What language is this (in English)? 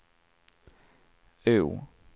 Swedish